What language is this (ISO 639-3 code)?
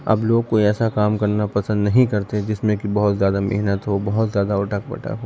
urd